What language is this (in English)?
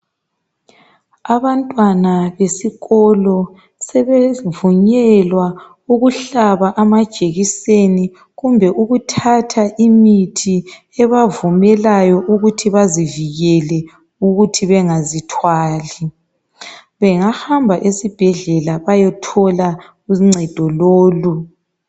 North Ndebele